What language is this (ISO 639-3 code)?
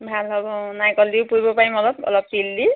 asm